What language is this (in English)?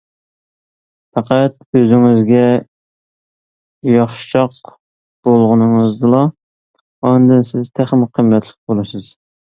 Uyghur